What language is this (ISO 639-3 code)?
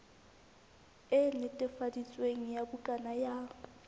sot